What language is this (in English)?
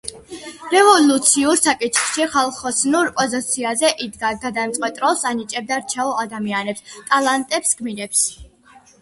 Georgian